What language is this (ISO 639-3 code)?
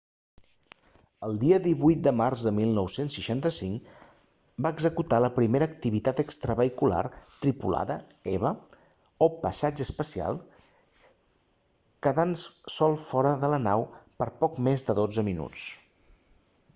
cat